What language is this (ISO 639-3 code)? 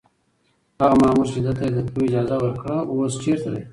pus